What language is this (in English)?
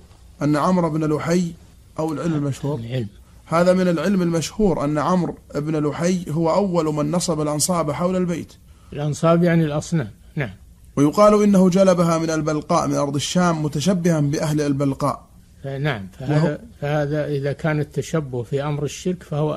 Arabic